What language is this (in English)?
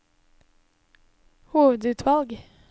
Norwegian